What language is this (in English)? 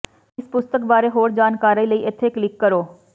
Punjabi